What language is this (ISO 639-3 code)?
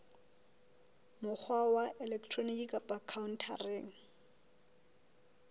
sot